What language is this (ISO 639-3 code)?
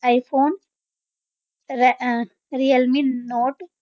pan